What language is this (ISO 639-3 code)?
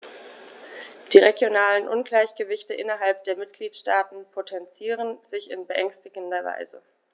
deu